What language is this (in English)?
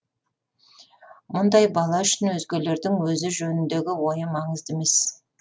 Kazakh